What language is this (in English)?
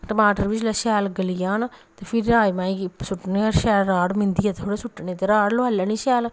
Dogri